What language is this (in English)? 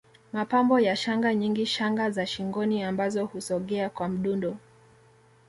Swahili